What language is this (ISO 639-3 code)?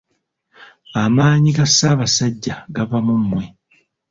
lug